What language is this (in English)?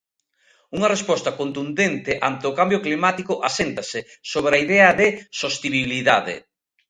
Galician